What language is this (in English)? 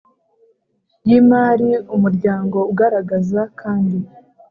Kinyarwanda